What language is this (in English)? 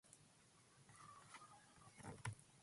Japanese